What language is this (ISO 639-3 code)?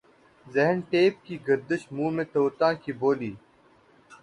urd